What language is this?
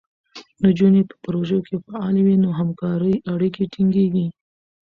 Pashto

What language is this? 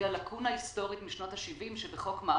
Hebrew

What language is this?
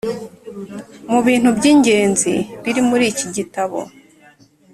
Kinyarwanda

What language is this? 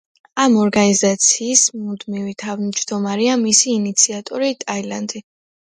Georgian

